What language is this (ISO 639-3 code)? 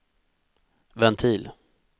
swe